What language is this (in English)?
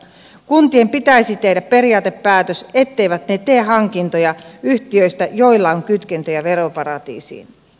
Finnish